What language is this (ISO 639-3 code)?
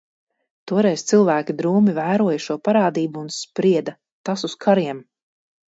lav